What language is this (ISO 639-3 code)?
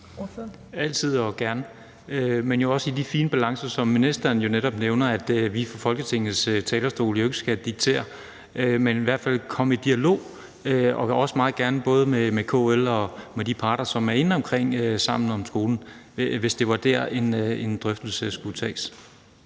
dan